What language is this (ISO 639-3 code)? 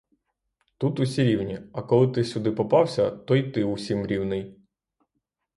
ukr